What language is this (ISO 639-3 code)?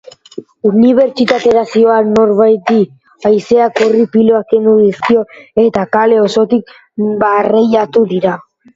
eus